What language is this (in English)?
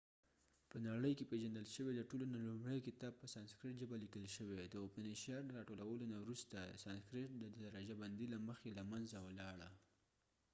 Pashto